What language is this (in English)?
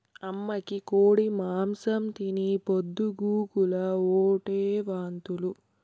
Telugu